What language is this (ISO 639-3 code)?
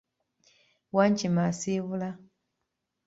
lug